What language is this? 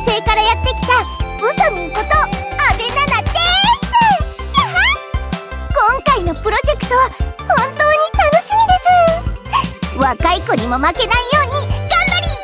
Japanese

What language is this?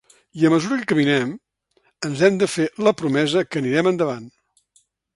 Catalan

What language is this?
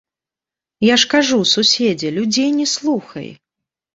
Belarusian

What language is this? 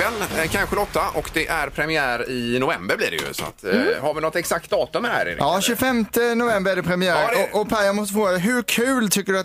Swedish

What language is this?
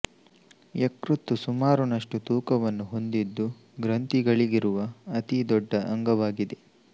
Kannada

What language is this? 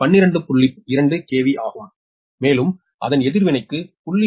Tamil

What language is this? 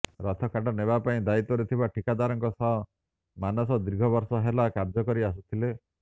Odia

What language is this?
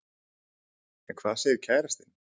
Icelandic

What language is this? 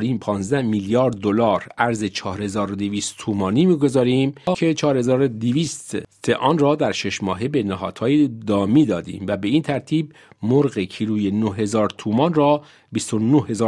Persian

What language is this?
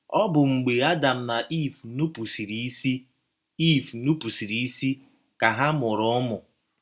Igbo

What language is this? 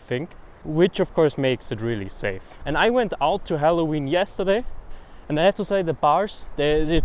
English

